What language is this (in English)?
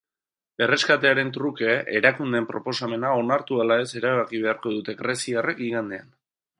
Basque